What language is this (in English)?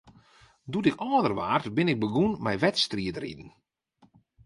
Western Frisian